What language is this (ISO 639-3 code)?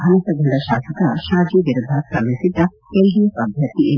kan